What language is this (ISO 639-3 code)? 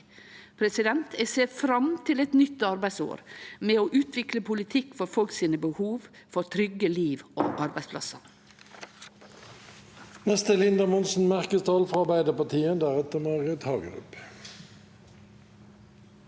nor